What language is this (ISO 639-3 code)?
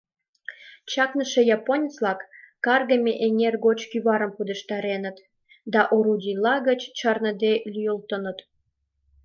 chm